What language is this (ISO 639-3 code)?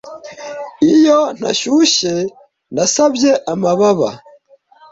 kin